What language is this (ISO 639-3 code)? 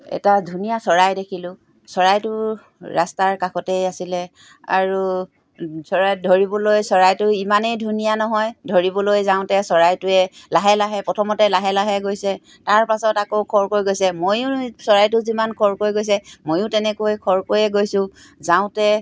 asm